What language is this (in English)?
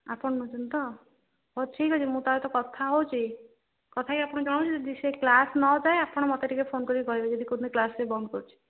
Odia